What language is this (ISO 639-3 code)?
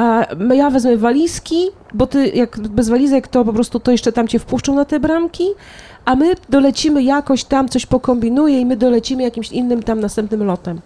pol